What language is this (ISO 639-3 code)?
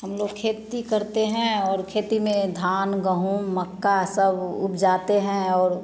hin